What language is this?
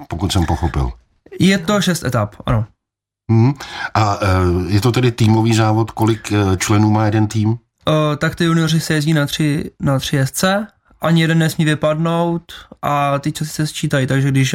Czech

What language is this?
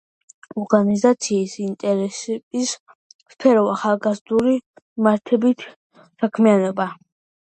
Georgian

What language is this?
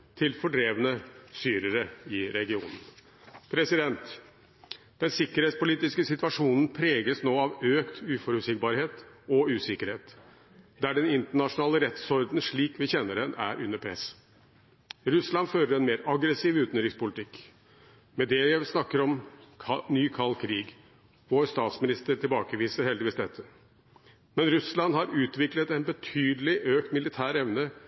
Norwegian Bokmål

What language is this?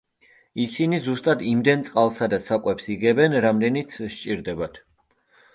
Georgian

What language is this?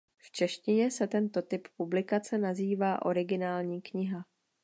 Czech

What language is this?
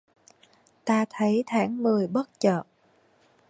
Vietnamese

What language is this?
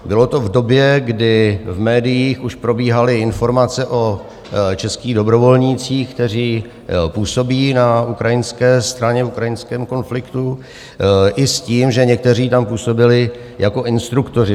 Czech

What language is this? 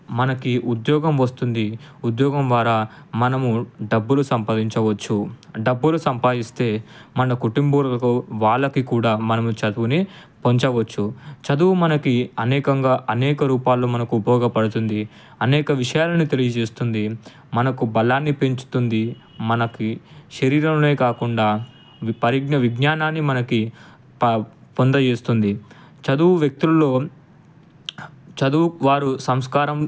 Telugu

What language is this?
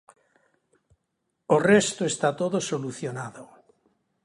Galician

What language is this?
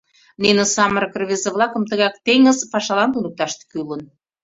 Mari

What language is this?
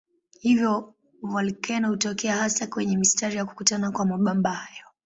Swahili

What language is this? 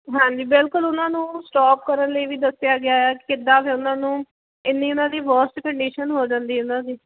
Punjabi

